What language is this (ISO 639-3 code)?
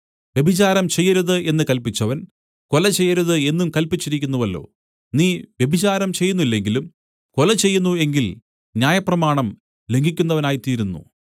mal